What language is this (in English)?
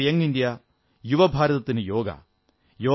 Malayalam